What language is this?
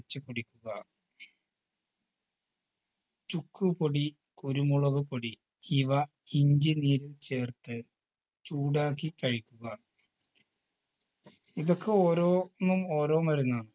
Malayalam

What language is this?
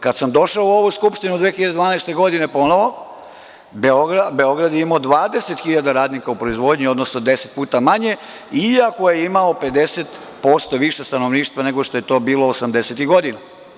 Serbian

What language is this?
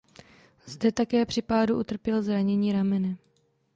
Czech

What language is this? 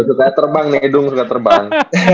Indonesian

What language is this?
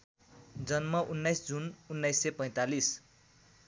Nepali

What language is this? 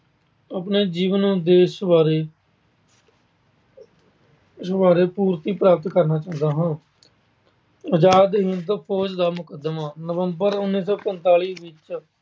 Punjabi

